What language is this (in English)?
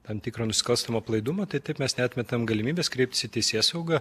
Lithuanian